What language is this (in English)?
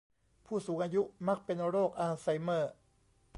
Thai